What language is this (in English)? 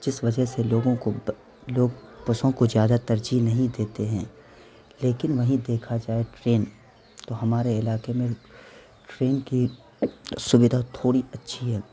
Urdu